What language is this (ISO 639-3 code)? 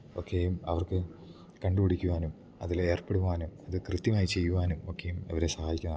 mal